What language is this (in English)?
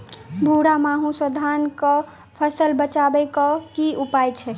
Maithili